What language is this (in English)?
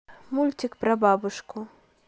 Russian